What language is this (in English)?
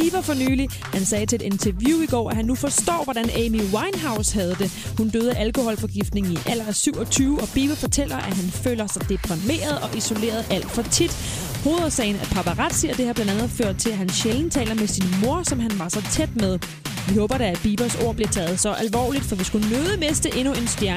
Danish